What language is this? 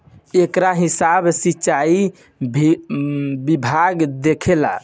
Bhojpuri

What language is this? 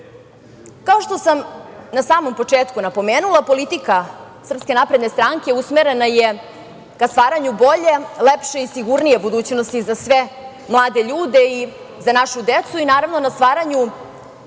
Serbian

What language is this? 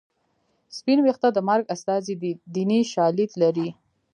Pashto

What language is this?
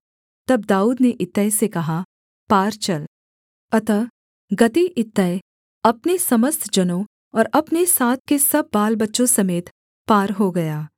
Hindi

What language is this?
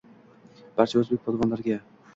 Uzbek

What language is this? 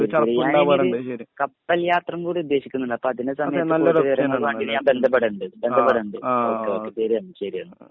Malayalam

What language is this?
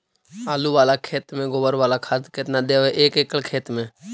Magahi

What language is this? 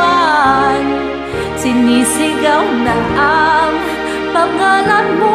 Filipino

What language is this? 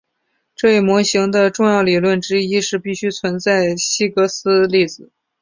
Chinese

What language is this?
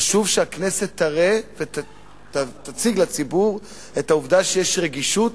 Hebrew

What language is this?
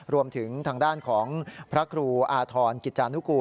Thai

